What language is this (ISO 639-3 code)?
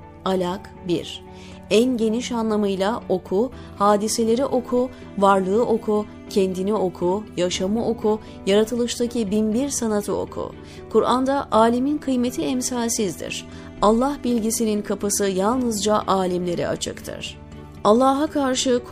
tur